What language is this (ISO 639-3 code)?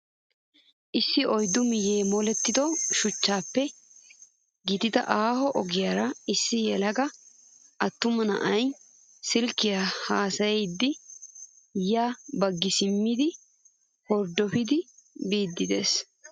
wal